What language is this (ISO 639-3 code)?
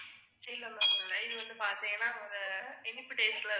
tam